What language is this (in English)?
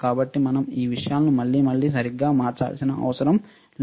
Telugu